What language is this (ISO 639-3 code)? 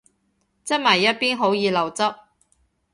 yue